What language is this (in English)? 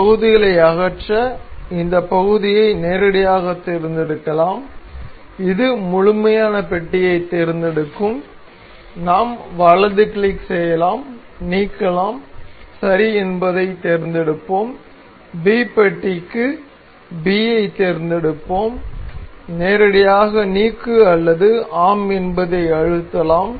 Tamil